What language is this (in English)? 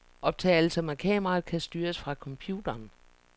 Danish